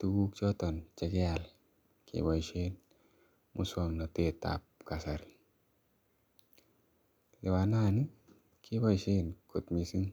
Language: Kalenjin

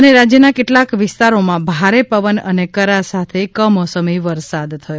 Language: Gujarati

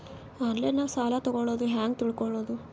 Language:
Kannada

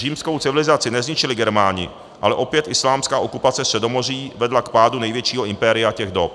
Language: Czech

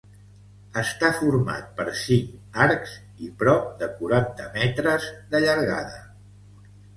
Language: Catalan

